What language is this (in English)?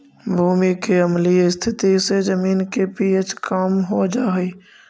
Magahi